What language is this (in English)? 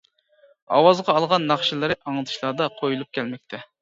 Uyghur